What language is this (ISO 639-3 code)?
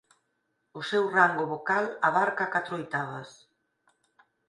glg